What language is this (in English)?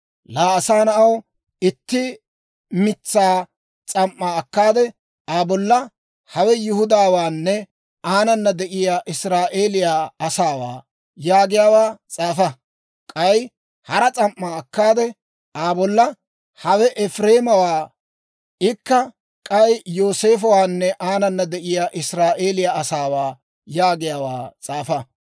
Dawro